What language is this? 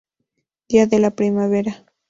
Spanish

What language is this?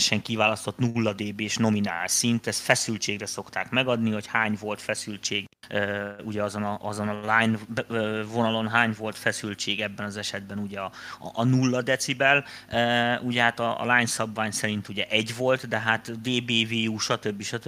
Hungarian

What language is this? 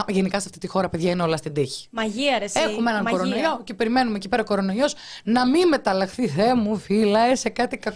Greek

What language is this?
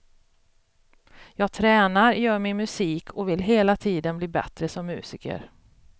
Swedish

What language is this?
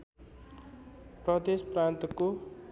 Nepali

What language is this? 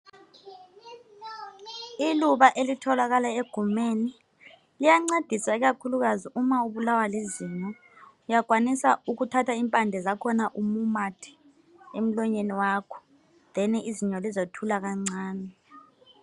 North Ndebele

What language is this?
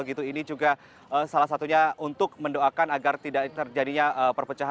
Indonesian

